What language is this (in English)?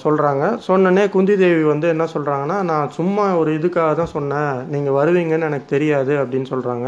Tamil